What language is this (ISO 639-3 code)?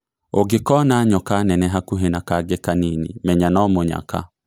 kik